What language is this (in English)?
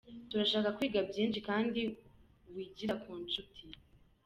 Kinyarwanda